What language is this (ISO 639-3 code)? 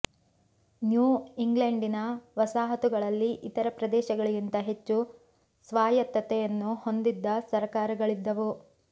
kan